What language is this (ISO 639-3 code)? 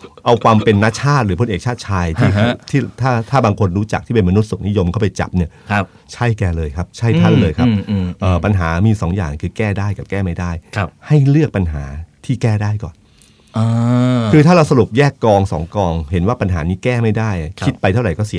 tha